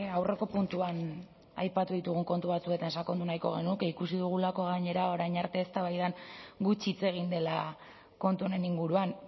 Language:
Basque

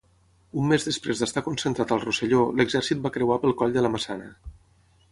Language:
Catalan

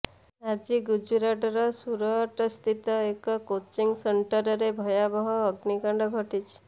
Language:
Odia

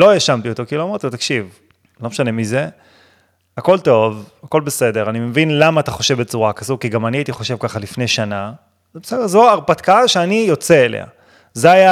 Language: Hebrew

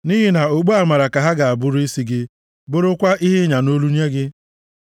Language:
Igbo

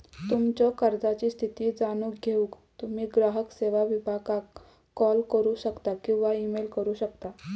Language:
Marathi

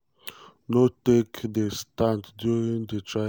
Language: Nigerian Pidgin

